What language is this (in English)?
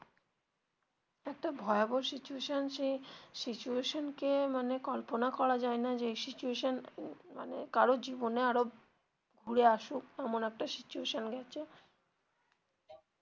Bangla